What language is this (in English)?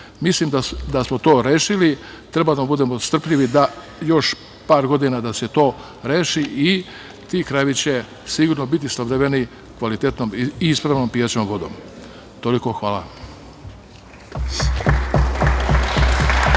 Serbian